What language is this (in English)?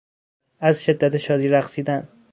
Persian